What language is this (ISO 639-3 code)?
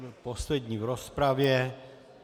ces